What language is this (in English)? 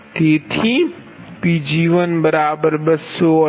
Gujarati